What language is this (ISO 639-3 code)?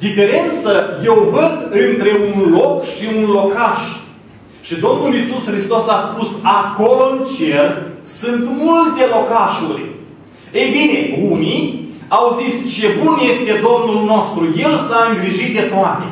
ron